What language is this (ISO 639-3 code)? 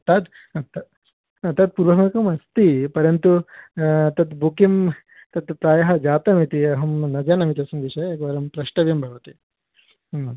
san